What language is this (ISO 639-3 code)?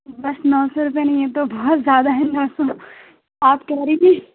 urd